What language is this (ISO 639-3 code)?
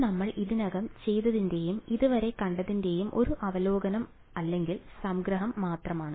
mal